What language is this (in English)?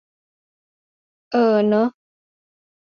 Thai